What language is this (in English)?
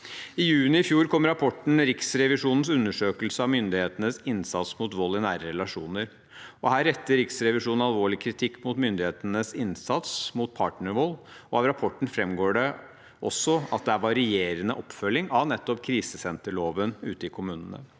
Norwegian